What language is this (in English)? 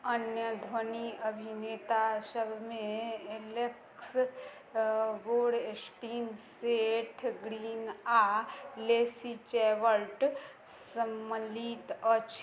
Maithili